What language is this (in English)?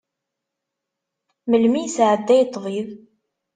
Kabyle